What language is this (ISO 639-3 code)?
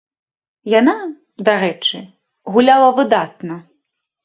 bel